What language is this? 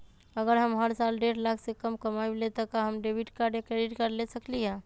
Magahi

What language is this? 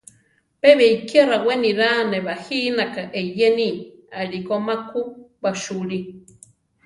Central Tarahumara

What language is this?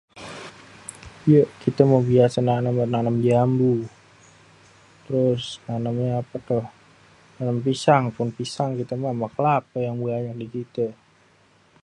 Betawi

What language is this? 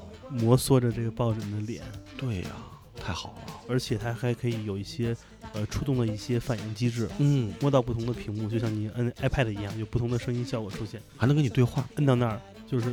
Chinese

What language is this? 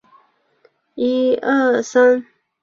Chinese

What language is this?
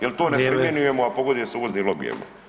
Croatian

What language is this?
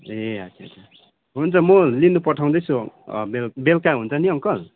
Nepali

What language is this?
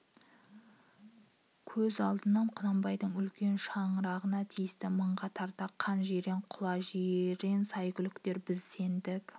Kazakh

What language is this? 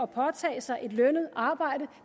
Danish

